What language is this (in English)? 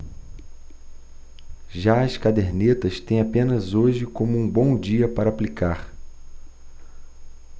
Portuguese